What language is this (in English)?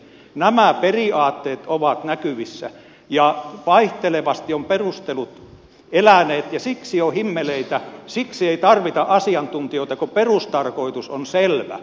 Finnish